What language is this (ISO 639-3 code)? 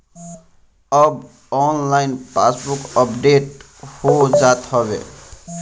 bho